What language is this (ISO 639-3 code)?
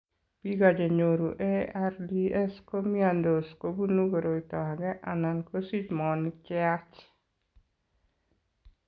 kln